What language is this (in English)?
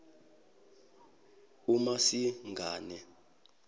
Zulu